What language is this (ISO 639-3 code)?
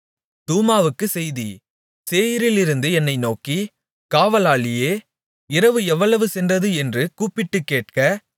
tam